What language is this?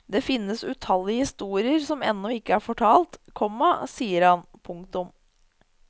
Norwegian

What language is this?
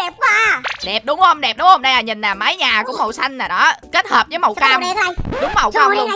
Vietnamese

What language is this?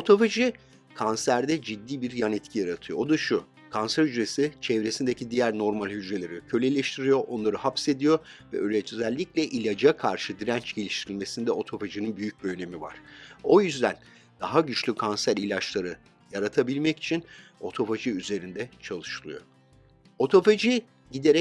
Turkish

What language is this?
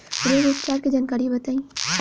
Bhojpuri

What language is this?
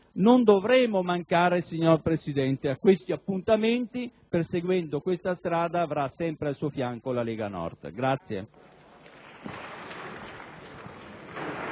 Italian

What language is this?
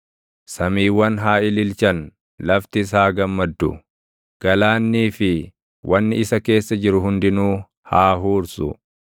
Oromo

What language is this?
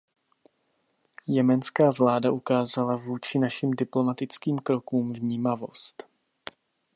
Czech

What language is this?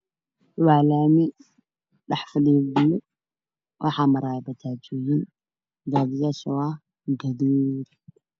Somali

